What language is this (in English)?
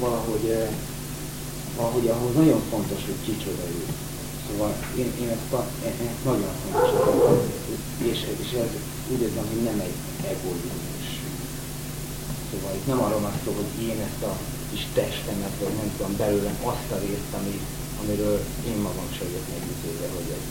Hungarian